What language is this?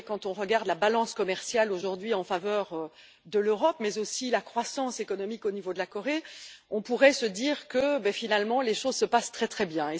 French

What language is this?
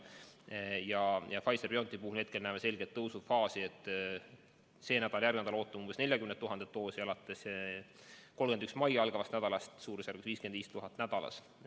Estonian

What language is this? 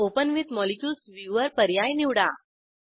Marathi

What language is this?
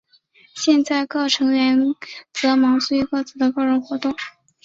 Chinese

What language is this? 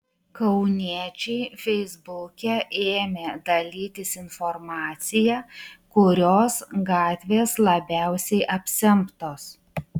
Lithuanian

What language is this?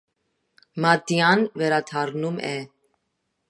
Armenian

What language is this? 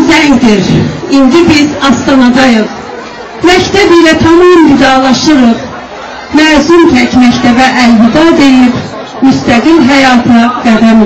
Turkish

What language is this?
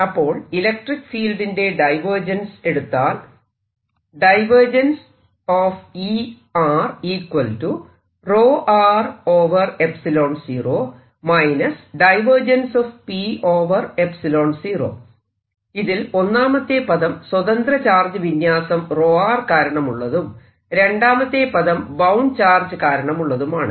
Malayalam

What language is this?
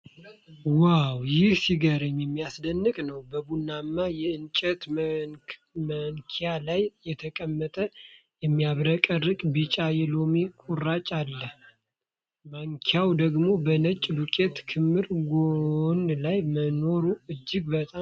Amharic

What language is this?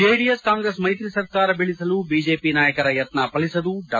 Kannada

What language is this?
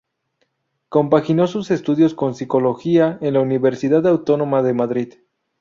Spanish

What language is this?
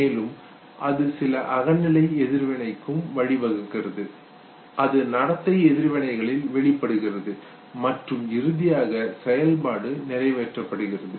Tamil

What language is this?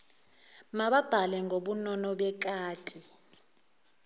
Zulu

